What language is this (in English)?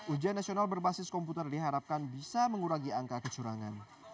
Indonesian